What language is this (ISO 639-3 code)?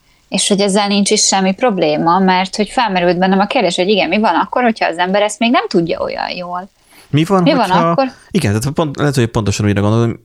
hun